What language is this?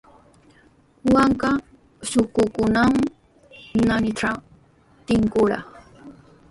Sihuas Ancash Quechua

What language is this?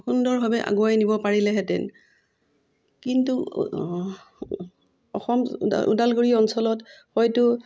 Assamese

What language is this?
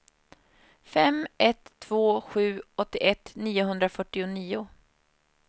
Swedish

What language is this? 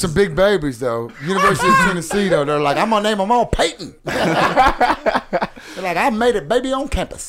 English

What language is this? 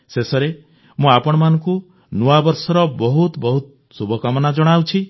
Odia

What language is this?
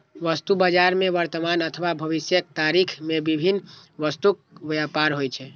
Maithili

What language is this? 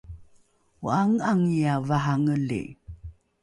Rukai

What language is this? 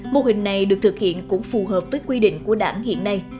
Vietnamese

